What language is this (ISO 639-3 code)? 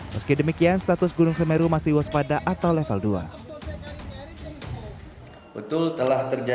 ind